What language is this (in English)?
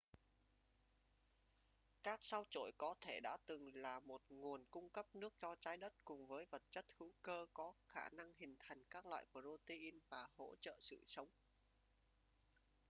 Vietnamese